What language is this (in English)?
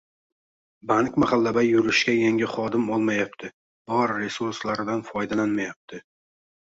Uzbek